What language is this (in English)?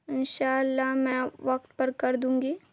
Urdu